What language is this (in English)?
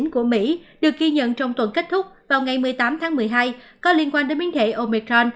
Vietnamese